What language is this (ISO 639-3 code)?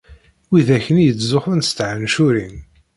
kab